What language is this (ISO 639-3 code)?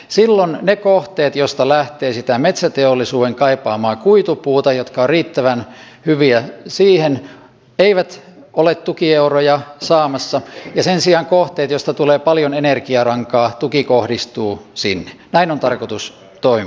fin